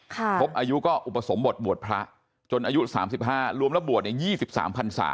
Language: Thai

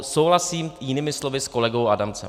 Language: Czech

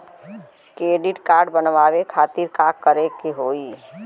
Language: Bhojpuri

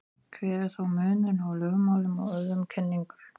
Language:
Icelandic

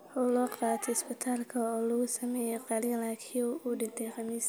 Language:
Somali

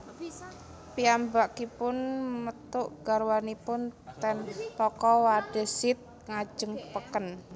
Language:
Javanese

